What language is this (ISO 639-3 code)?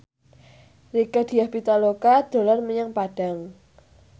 jav